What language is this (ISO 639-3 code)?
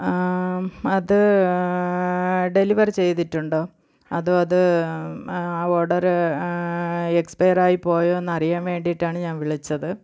mal